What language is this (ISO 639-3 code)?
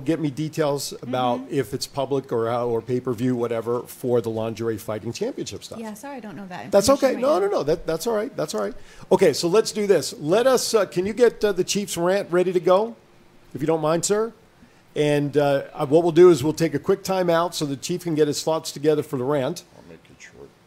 eng